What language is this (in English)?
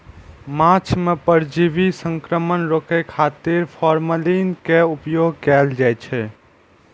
Maithili